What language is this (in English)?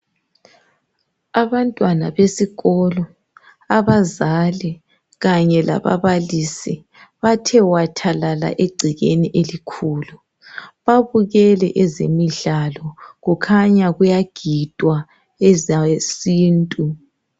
North Ndebele